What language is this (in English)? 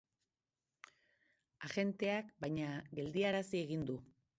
Basque